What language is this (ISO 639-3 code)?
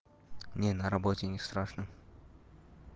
rus